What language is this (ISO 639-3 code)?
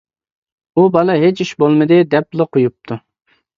uig